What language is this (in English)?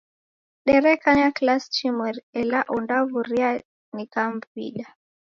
Taita